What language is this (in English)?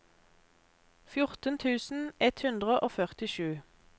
Norwegian